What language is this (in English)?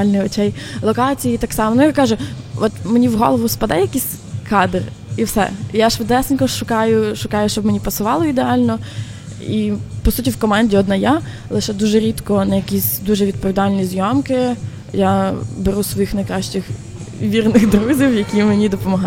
Ukrainian